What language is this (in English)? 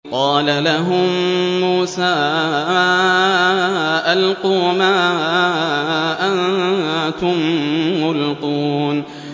Arabic